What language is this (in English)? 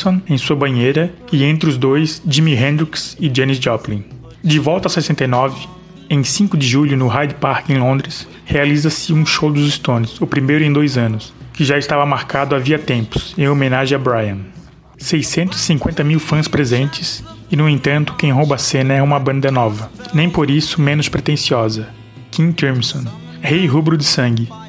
Portuguese